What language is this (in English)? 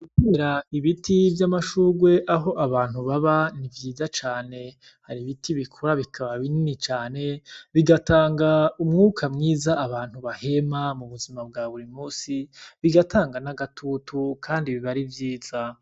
Rundi